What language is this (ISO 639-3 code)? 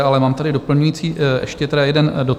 ces